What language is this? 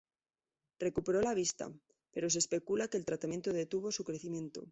Spanish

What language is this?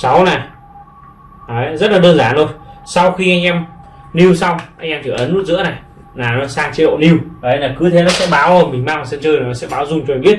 Vietnamese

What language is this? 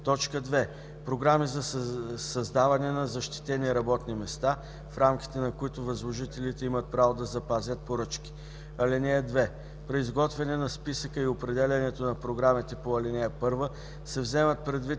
Bulgarian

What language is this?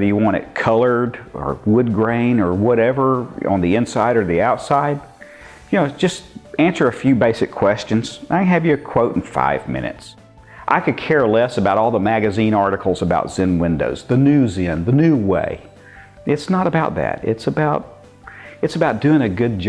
English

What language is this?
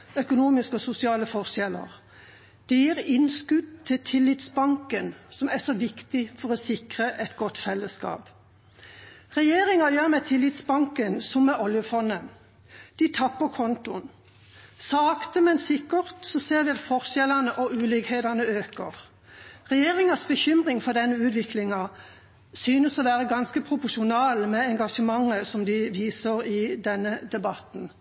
Norwegian Bokmål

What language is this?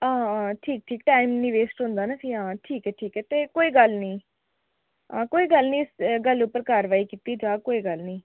Dogri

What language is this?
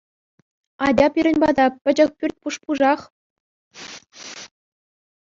Chuvash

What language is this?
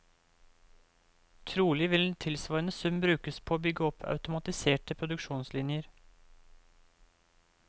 Norwegian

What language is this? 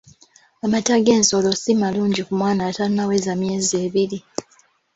Ganda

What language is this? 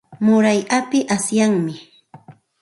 Santa Ana de Tusi Pasco Quechua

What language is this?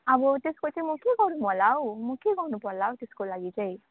Nepali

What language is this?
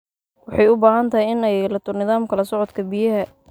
Somali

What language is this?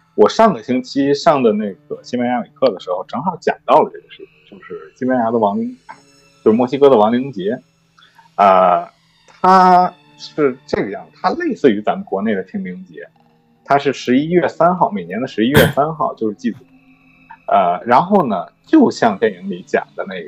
Chinese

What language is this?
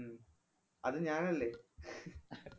Malayalam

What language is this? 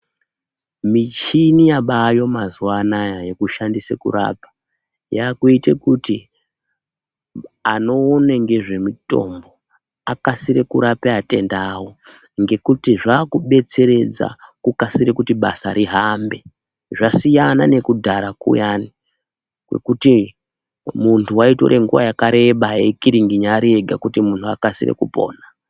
Ndau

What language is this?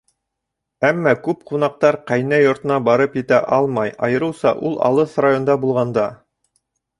Bashkir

